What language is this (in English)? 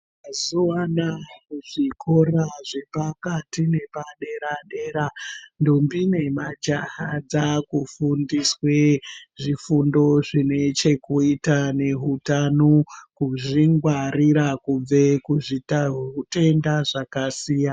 Ndau